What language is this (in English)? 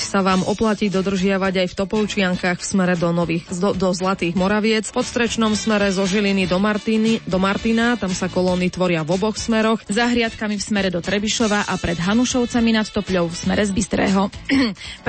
Slovak